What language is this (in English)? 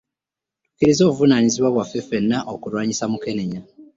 Ganda